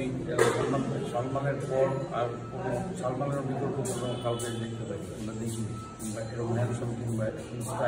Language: Polish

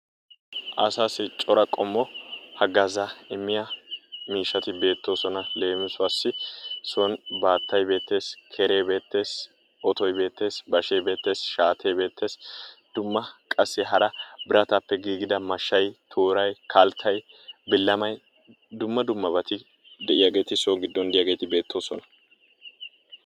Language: Wolaytta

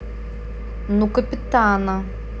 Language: Russian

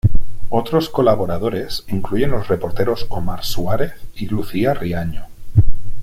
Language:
Spanish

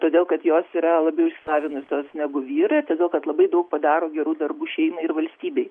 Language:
Lithuanian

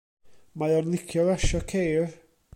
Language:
Welsh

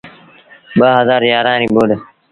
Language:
Sindhi Bhil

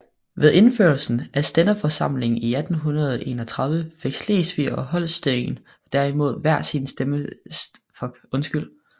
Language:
Danish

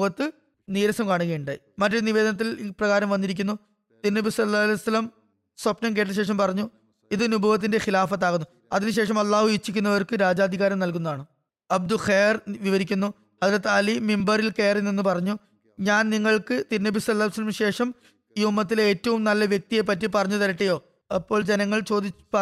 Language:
Malayalam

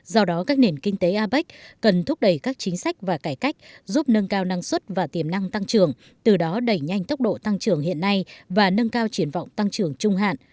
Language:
Vietnamese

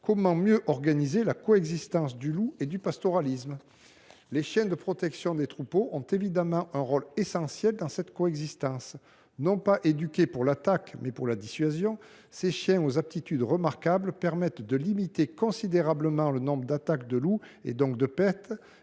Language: French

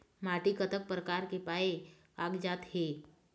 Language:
Chhattisgarhi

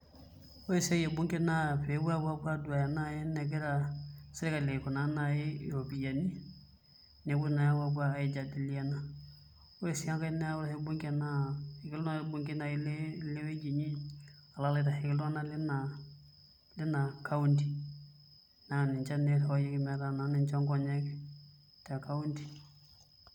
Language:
Masai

